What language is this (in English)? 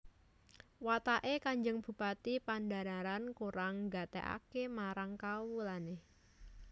Javanese